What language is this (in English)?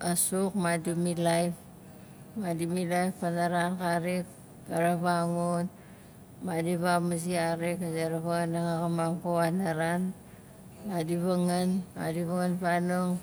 Nalik